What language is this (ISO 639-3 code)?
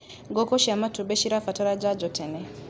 kik